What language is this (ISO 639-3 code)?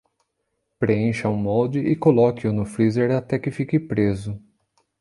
por